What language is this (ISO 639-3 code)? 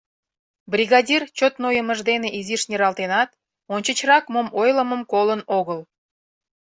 chm